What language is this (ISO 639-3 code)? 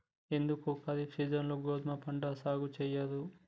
tel